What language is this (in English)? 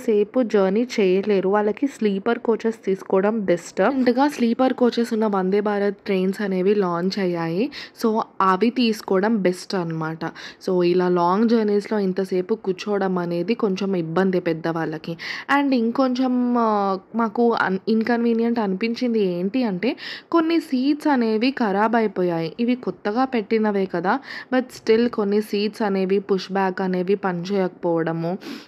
Telugu